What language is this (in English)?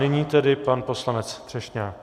Czech